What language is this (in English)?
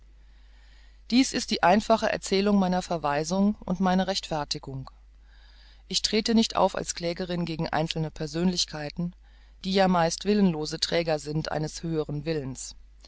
German